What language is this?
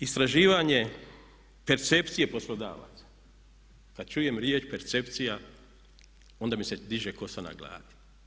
Croatian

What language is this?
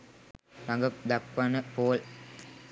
Sinhala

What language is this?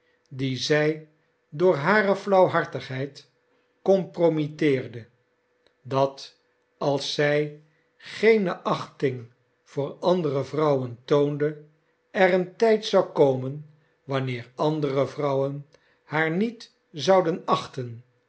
Dutch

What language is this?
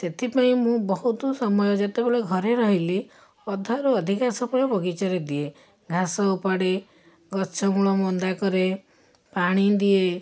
Odia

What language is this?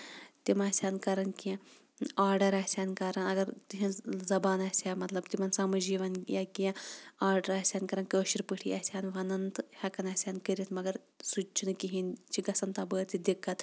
Kashmiri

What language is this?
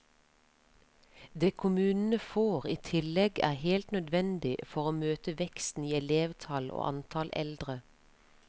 Norwegian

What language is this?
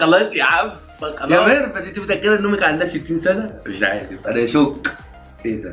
Arabic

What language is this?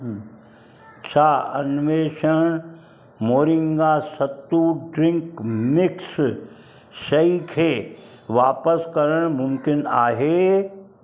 Sindhi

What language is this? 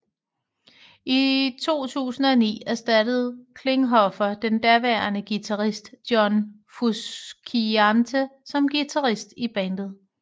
Danish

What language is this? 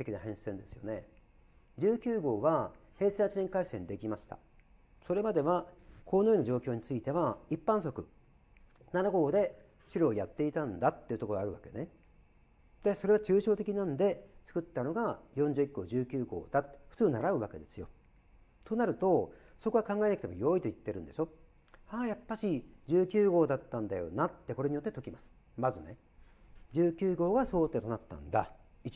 Japanese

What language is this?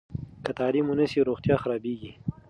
Pashto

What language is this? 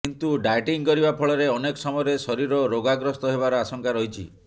Odia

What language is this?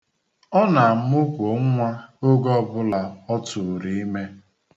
Igbo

